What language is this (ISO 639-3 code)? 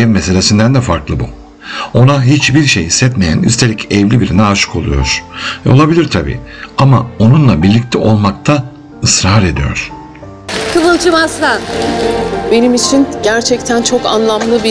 tur